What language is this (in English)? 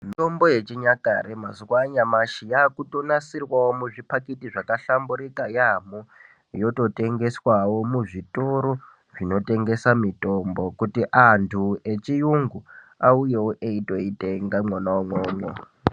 Ndau